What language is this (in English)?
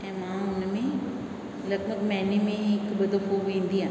Sindhi